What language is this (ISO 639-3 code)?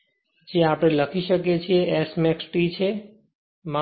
guj